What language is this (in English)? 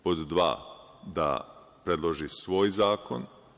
Serbian